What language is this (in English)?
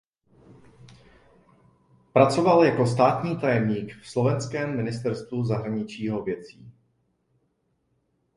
Czech